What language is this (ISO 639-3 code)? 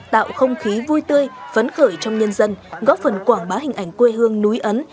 vie